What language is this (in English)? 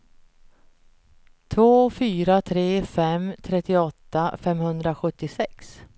Swedish